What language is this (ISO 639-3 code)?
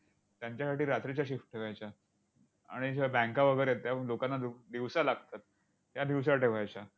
mar